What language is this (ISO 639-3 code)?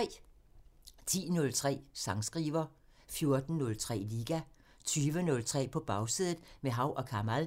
dan